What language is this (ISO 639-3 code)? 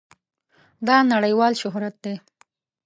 pus